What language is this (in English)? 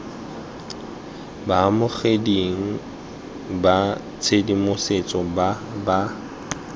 Tswana